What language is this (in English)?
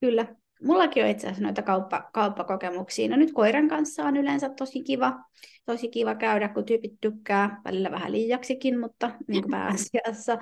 Finnish